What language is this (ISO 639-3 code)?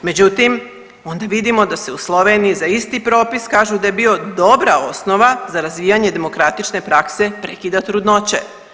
hrv